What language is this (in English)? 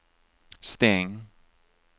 Swedish